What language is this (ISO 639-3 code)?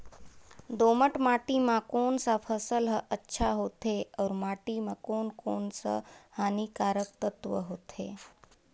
hne